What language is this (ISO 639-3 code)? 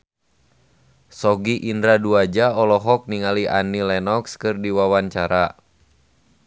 sun